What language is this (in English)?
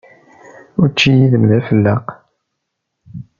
Kabyle